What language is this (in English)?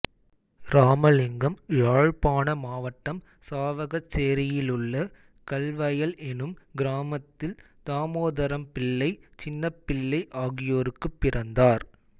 Tamil